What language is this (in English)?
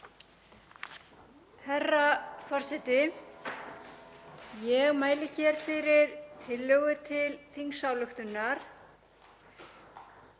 Icelandic